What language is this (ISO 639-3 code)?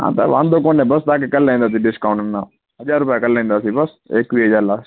snd